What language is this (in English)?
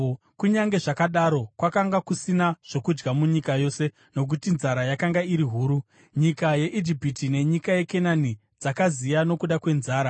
Shona